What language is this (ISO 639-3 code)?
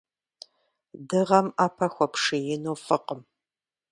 kbd